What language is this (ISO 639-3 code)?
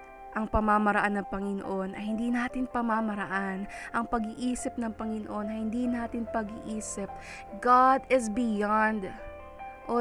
fil